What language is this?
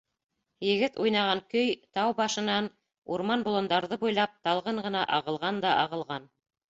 Bashkir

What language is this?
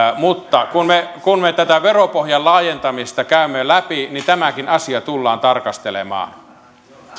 Finnish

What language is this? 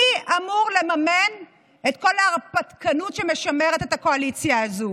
Hebrew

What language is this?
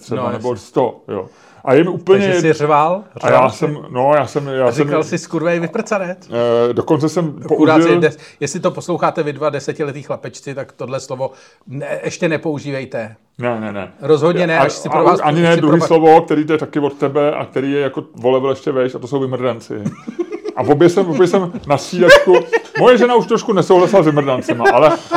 Czech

